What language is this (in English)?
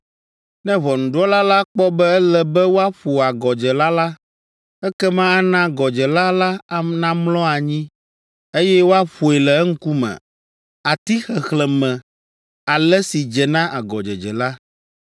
Ewe